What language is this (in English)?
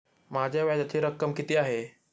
Marathi